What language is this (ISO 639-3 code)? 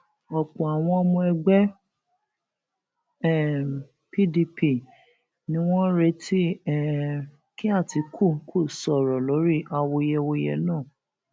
yor